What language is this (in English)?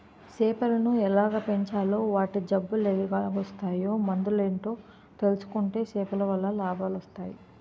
Telugu